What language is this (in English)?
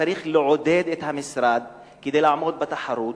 Hebrew